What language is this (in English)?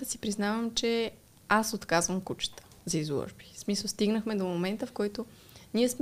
Bulgarian